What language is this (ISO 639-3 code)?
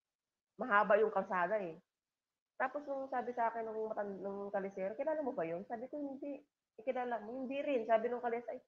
fil